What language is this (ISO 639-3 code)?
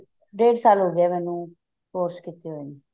pan